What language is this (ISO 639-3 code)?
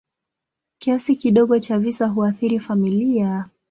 swa